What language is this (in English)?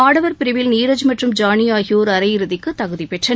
Tamil